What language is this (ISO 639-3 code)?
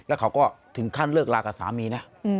tha